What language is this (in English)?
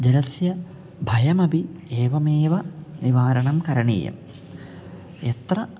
Sanskrit